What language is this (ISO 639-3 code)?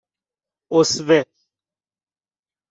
fas